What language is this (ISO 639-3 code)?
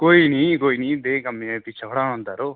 doi